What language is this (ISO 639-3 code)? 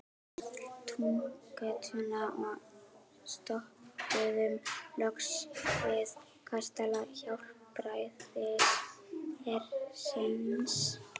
isl